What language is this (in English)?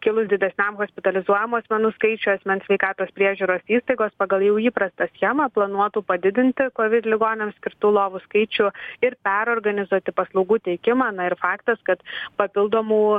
Lithuanian